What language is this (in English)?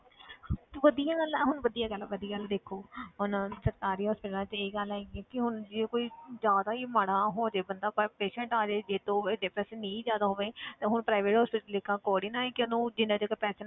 Punjabi